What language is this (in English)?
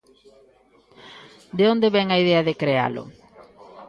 Galician